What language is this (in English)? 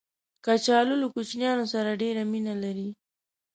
Pashto